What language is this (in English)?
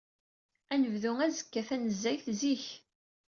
Kabyle